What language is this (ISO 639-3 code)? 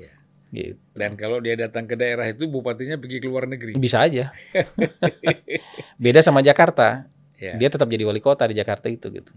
ind